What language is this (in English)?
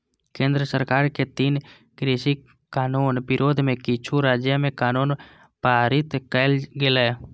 Maithili